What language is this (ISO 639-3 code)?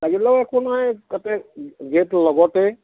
asm